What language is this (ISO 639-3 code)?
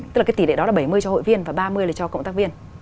vie